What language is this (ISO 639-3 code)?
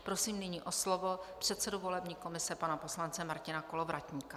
ces